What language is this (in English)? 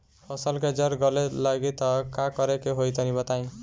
Bhojpuri